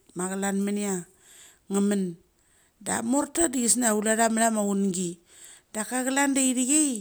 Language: Mali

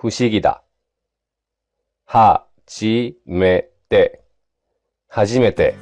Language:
Japanese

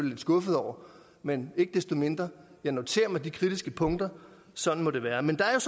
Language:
Danish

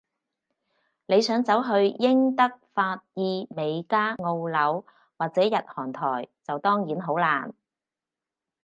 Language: Cantonese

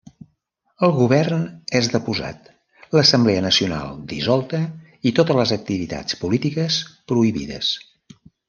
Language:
Catalan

